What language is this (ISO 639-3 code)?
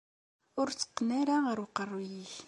kab